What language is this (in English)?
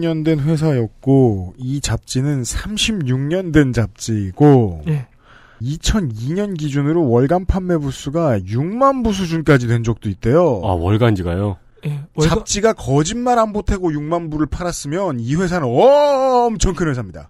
Korean